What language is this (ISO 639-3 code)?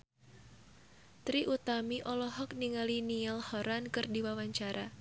sun